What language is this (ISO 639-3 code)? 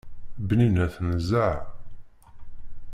kab